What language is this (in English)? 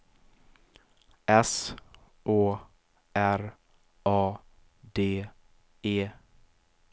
Swedish